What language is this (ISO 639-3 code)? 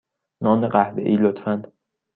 fas